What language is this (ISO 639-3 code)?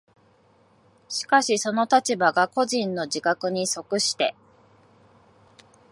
jpn